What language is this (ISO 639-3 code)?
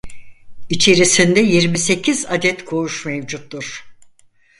tur